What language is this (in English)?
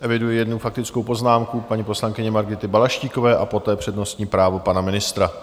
Czech